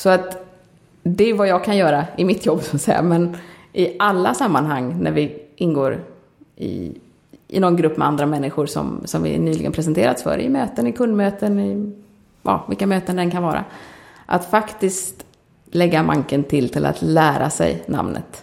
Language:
Swedish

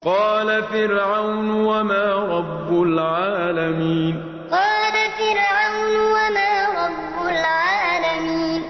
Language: Arabic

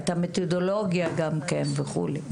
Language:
Hebrew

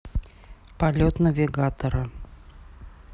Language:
Russian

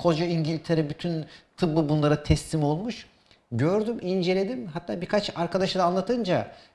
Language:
Turkish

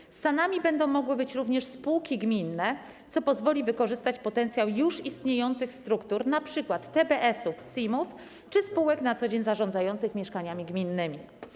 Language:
Polish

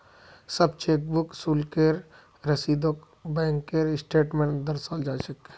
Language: Magahi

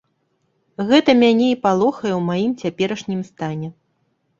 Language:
Belarusian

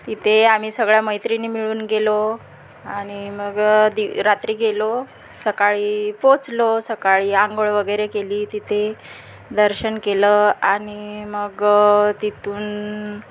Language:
Marathi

